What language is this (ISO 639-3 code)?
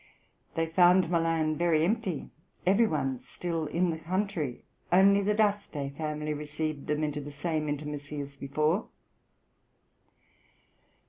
eng